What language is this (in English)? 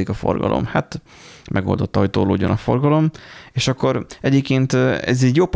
Hungarian